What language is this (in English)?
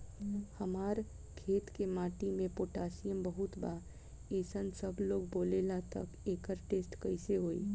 Bhojpuri